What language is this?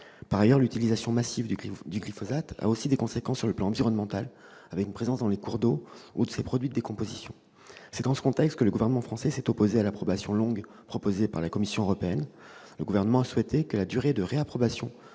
French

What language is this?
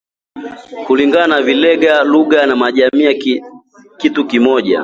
Swahili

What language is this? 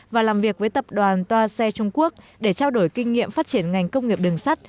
Vietnamese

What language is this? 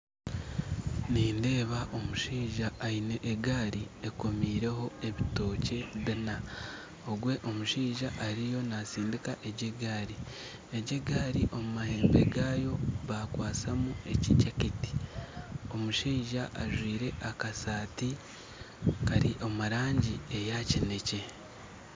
Nyankole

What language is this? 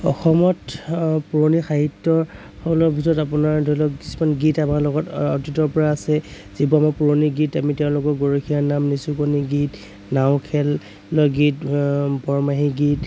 Assamese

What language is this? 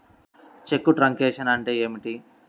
Telugu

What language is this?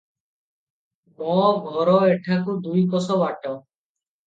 Odia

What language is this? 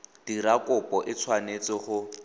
Tswana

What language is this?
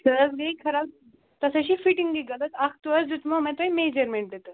Kashmiri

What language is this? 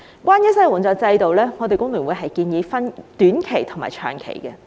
Cantonese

